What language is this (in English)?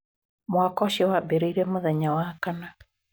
Kikuyu